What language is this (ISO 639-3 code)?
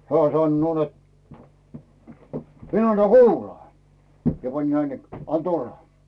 fin